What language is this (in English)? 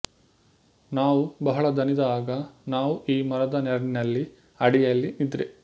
Kannada